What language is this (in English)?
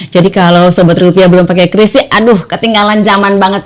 Indonesian